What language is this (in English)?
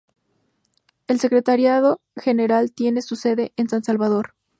Spanish